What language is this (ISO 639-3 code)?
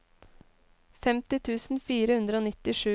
nor